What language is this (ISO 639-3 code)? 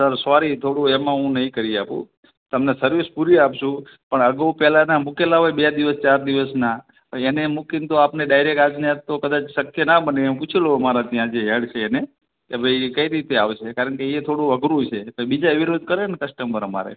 guj